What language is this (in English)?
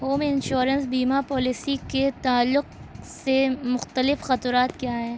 Urdu